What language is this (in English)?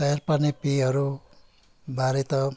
Nepali